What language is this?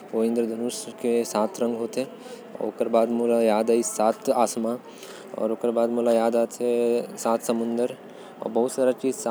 Korwa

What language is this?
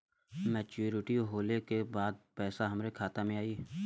Bhojpuri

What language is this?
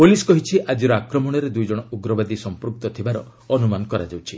Odia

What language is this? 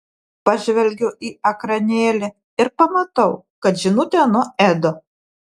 Lithuanian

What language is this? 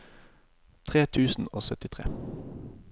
Norwegian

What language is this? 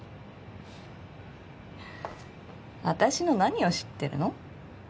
Japanese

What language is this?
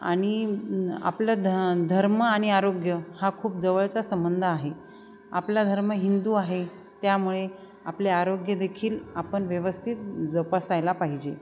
Marathi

